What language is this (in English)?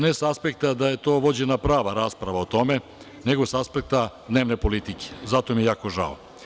Serbian